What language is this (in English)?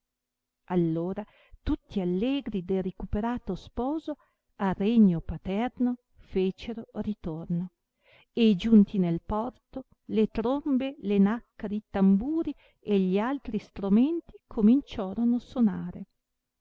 Italian